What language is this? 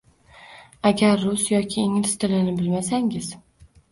Uzbek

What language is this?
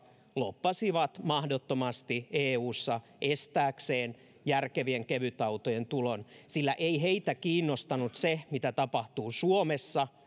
Finnish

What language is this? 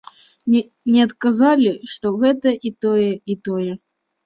Belarusian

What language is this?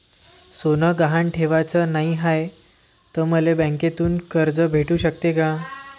Marathi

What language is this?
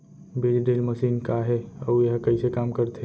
Chhattisgarhi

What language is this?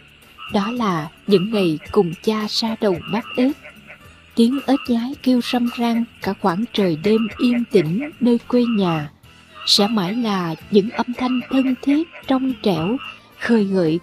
Vietnamese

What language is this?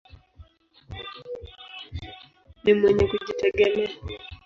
Swahili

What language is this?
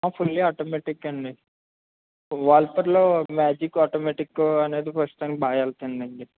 Telugu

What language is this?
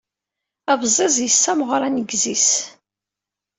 Kabyle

